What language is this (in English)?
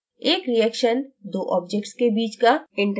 Hindi